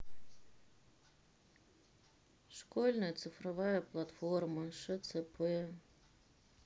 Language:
Russian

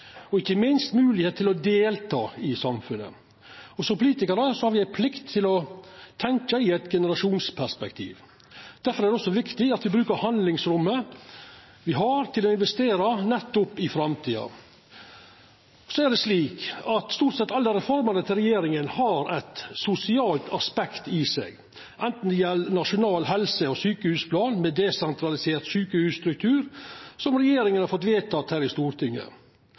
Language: Norwegian Nynorsk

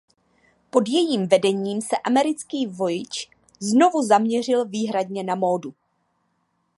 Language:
Czech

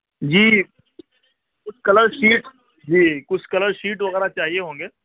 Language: Urdu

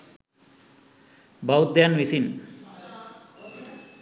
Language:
Sinhala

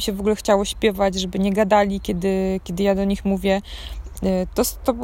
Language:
Polish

